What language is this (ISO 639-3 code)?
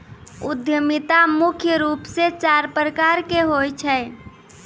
mai